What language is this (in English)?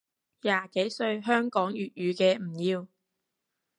Cantonese